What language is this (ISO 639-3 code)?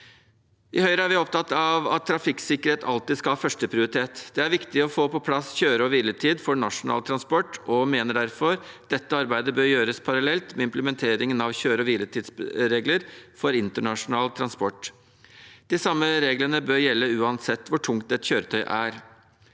nor